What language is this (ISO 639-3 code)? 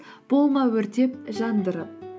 kaz